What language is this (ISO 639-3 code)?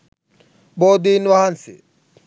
sin